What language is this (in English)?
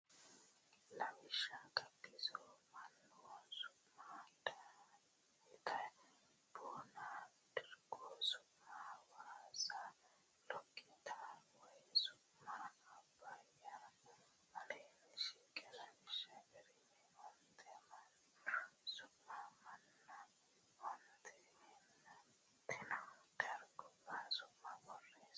Sidamo